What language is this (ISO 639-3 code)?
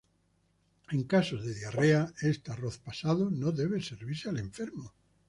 spa